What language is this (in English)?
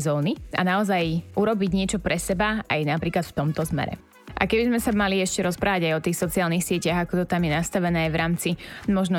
Slovak